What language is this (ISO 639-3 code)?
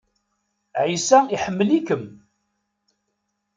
kab